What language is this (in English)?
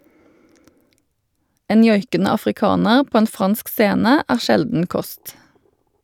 Norwegian